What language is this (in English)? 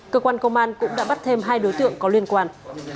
Vietnamese